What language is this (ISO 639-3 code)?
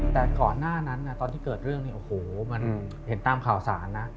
tha